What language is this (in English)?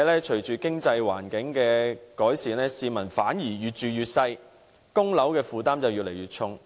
Cantonese